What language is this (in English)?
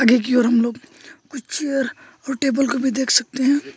Hindi